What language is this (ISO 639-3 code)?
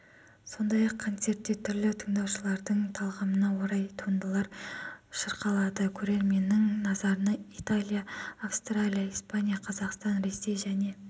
kaz